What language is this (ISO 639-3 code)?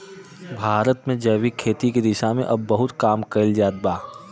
bho